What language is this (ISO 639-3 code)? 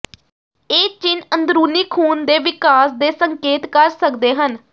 pan